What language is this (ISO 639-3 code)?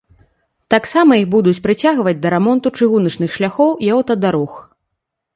bel